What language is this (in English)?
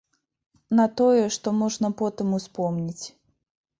Belarusian